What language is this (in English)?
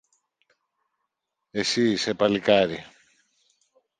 Greek